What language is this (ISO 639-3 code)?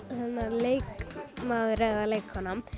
isl